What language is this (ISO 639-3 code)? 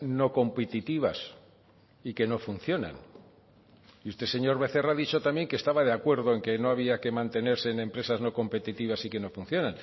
spa